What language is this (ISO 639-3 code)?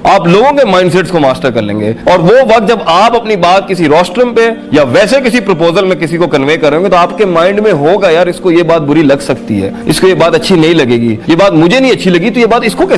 urd